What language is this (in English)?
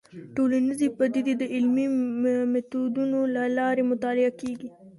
Pashto